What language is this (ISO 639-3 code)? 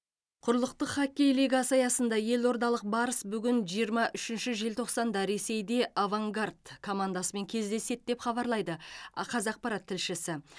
kaz